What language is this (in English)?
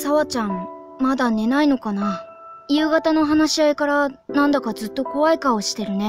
Japanese